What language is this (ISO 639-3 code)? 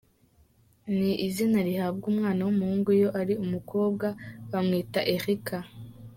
kin